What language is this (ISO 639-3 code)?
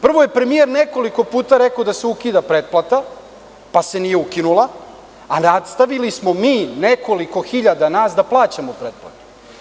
srp